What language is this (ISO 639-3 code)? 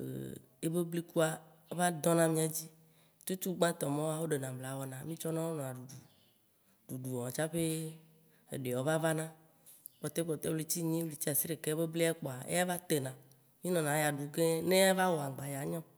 wci